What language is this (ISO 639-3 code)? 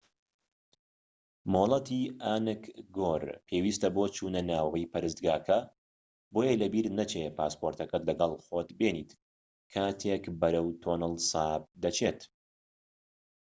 ckb